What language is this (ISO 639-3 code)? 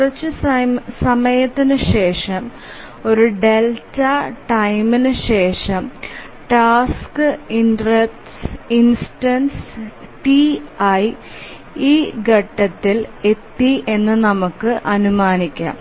mal